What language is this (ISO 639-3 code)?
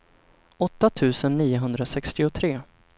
swe